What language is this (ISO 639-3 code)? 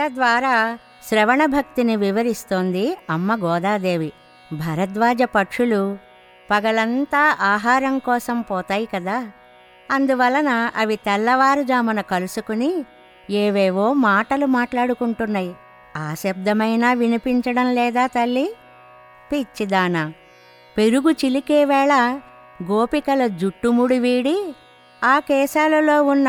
tel